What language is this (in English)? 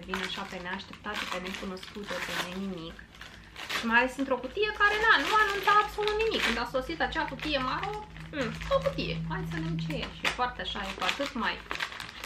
Romanian